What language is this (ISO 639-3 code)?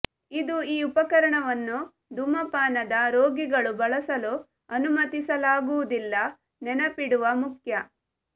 kan